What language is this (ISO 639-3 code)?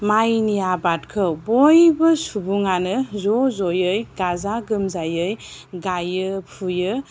brx